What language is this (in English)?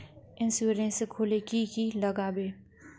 Magahi